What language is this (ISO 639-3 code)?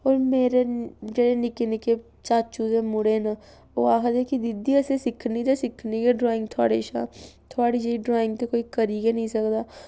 doi